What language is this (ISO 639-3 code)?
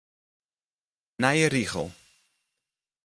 fry